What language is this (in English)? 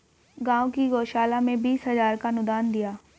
Hindi